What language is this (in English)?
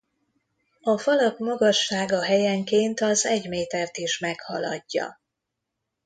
Hungarian